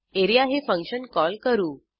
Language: Marathi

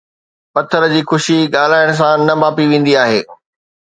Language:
Sindhi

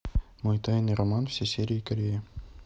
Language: Russian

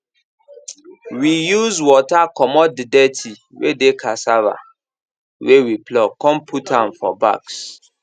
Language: Nigerian Pidgin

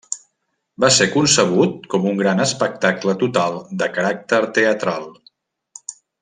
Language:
Catalan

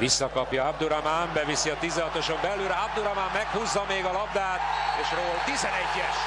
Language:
Hungarian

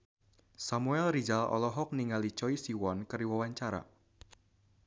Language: Sundanese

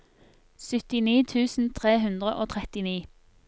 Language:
Norwegian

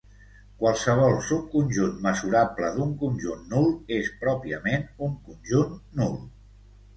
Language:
Catalan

